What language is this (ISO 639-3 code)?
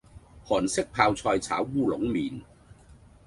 yue